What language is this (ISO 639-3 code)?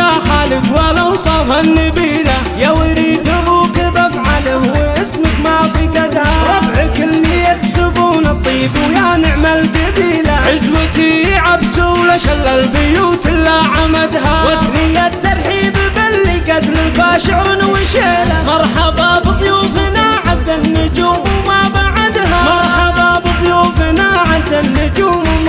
ara